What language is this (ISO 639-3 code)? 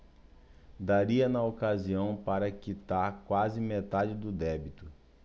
por